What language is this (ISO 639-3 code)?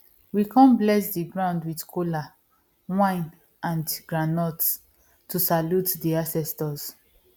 pcm